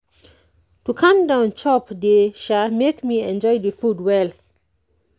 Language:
Nigerian Pidgin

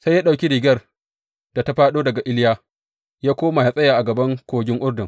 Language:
Hausa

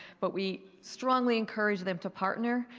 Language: English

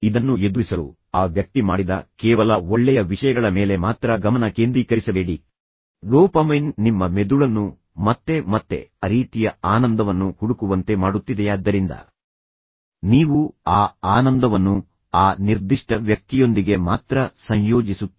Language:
Kannada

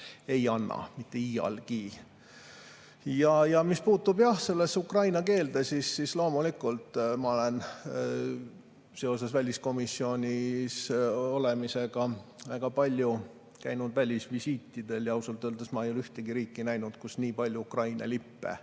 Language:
Estonian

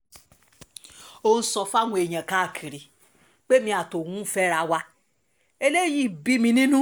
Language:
Yoruba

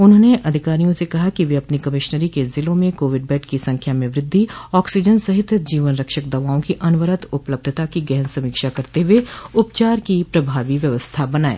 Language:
Hindi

